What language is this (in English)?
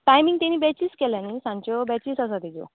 Konkani